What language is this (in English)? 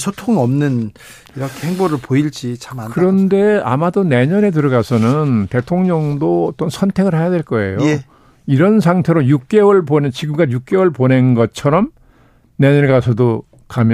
Korean